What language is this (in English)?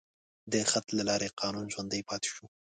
Pashto